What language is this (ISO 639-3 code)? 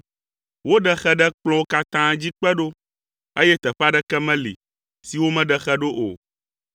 ewe